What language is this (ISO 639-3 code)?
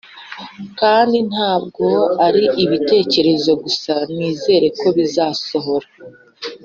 kin